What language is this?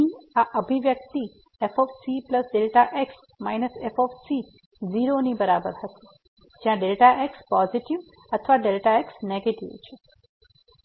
Gujarati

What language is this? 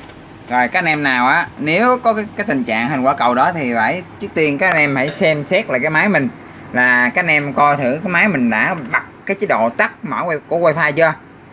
Vietnamese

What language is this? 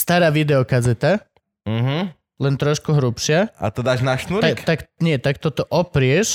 Slovak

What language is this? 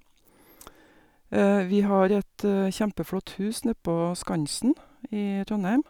Norwegian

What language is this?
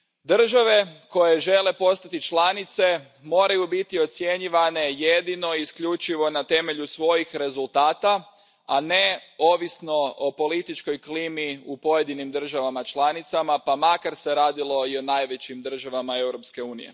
Croatian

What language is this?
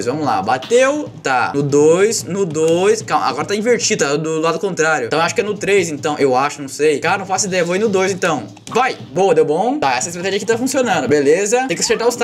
Portuguese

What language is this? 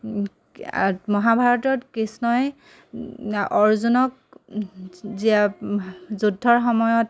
Assamese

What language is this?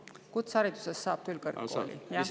Estonian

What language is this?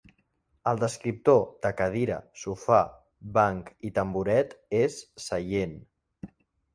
Catalan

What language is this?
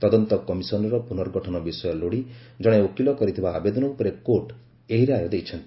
Odia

